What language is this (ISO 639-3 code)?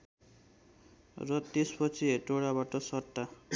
nep